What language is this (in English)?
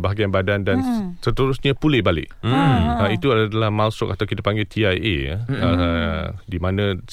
Malay